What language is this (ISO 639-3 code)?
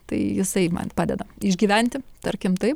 lit